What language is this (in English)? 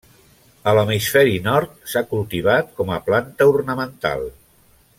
Catalan